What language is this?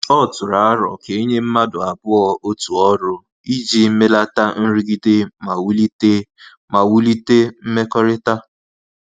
Igbo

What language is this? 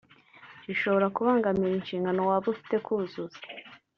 Kinyarwanda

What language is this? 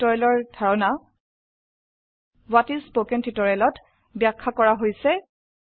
Assamese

